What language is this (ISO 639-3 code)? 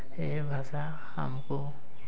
ori